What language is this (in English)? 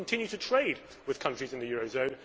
English